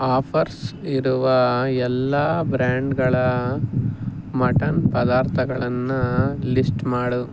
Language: Kannada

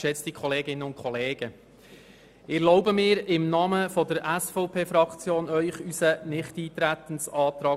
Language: Swiss German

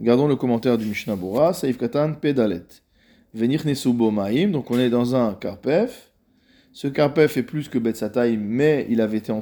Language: French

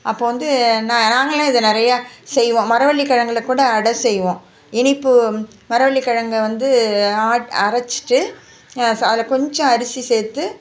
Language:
Tamil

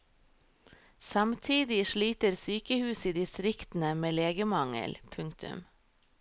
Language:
Norwegian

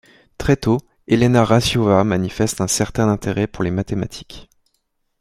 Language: French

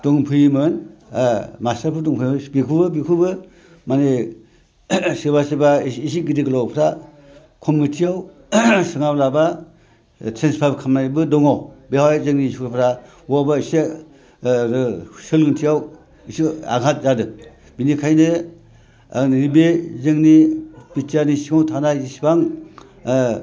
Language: Bodo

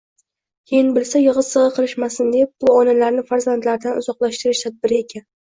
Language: Uzbek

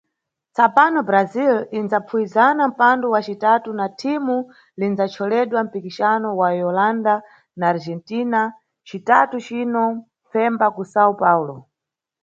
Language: Nyungwe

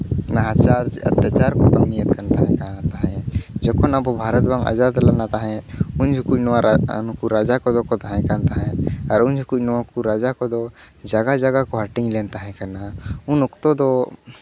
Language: Santali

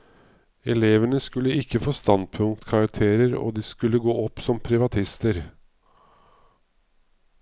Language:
Norwegian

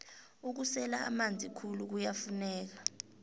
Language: South Ndebele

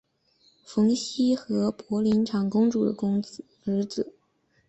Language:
Chinese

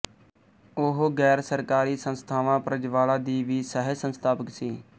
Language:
Punjabi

